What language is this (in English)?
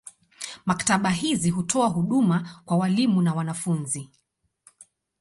Swahili